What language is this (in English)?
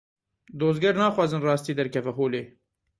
Kurdish